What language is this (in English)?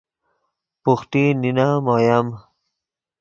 Yidgha